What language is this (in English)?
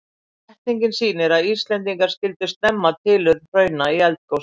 Icelandic